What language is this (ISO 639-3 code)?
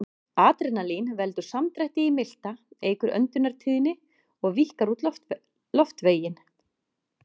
isl